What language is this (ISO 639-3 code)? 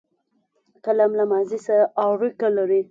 pus